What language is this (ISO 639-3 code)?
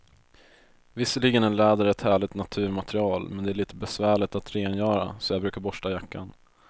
swe